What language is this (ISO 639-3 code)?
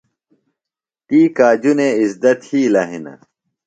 phl